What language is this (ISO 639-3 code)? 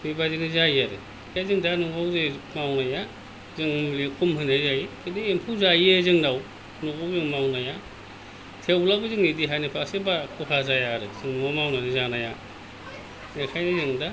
brx